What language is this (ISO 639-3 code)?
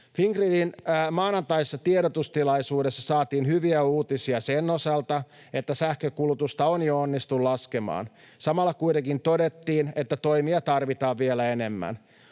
fin